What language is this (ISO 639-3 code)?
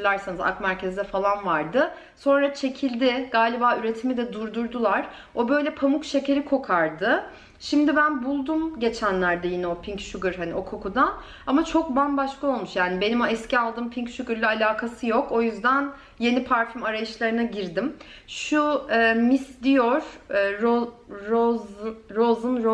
tur